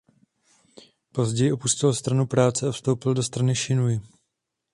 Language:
Czech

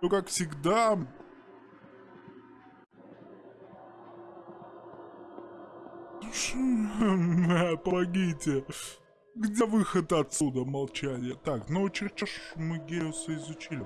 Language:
Russian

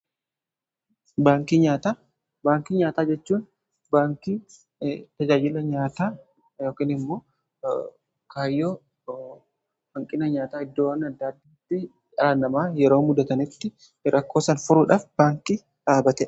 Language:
Oromo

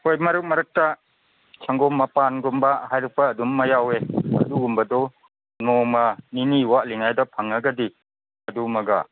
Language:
Manipuri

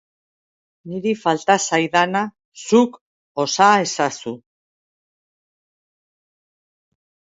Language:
Basque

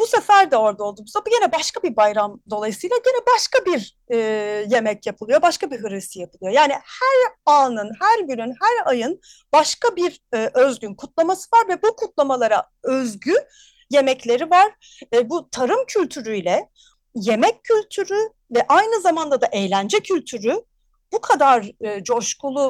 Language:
Turkish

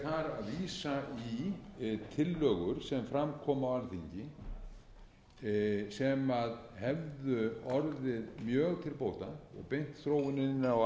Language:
Icelandic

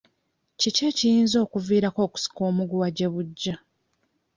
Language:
Ganda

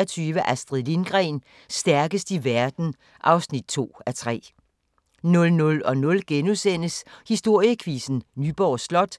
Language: Danish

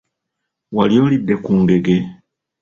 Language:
Ganda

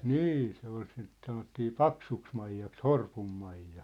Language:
Finnish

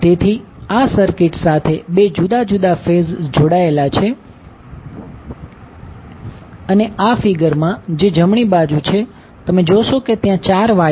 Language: Gujarati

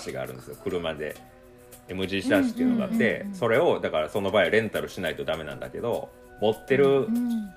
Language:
Japanese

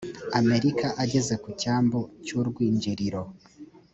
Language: Kinyarwanda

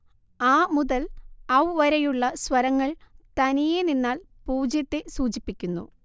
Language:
Malayalam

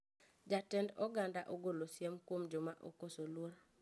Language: Luo (Kenya and Tanzania)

